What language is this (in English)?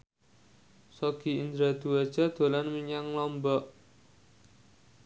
Javanese